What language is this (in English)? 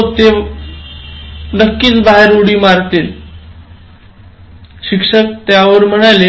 Marathi